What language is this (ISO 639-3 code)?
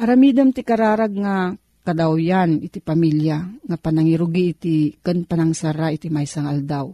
fil